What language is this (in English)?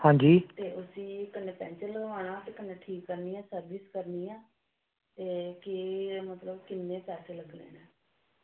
Dogri